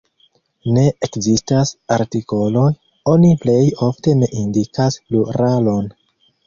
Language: Esperanto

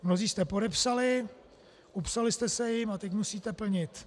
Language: Czech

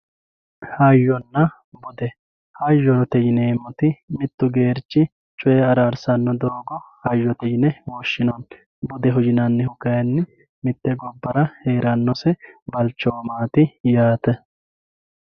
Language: Sidamo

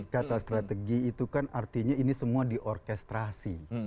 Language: Indonesian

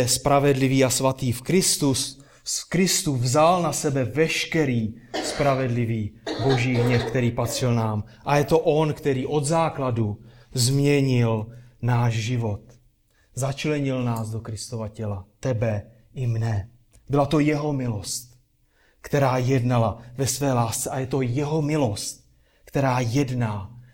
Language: Czech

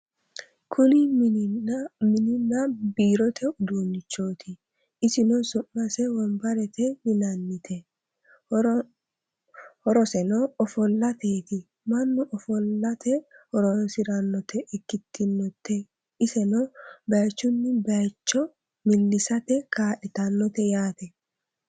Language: Sidamo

